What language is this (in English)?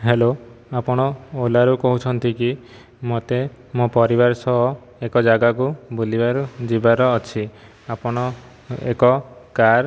Odia